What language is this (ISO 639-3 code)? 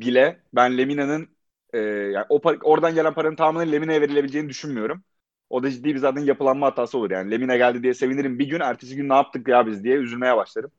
tur